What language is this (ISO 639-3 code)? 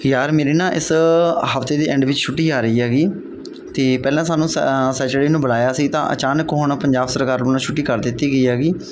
pan